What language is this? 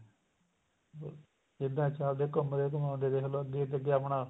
Punjabi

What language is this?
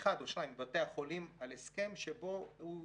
Hebrew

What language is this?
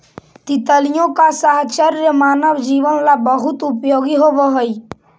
Magahi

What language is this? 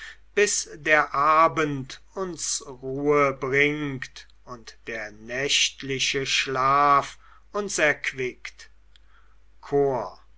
German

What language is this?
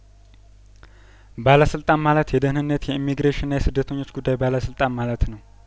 Amharic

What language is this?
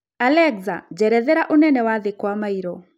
Kikuyu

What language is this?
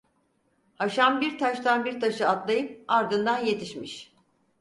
Turkish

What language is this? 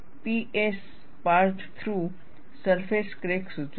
Gujarati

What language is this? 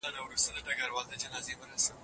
Pashto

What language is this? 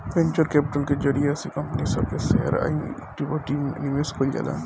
Bhojpuri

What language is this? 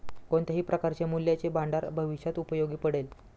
Marathi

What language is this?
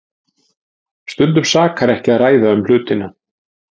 Icelandic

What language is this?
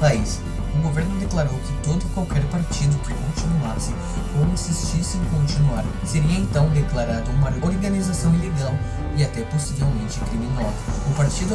Portuguese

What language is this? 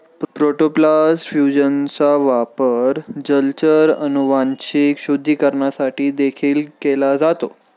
Marathi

